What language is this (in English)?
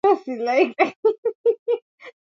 Swahili